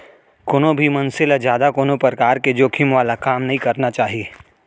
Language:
Chhattisgarhi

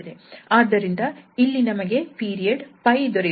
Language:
Kannada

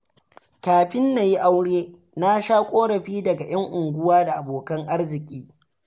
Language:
Hausa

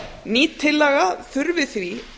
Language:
Icelandic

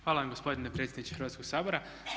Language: Croatian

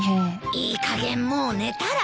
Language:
Japanese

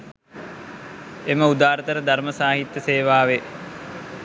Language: Sinhala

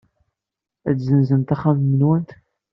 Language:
Kabyle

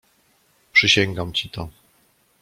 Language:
Polish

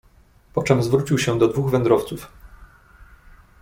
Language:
Polish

